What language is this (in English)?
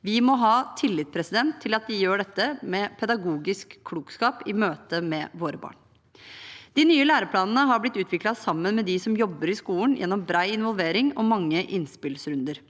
Norwegian